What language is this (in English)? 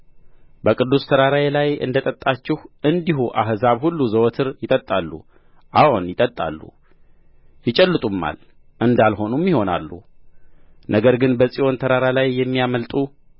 Amharic